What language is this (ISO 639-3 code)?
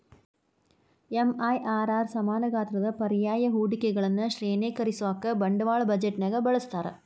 kan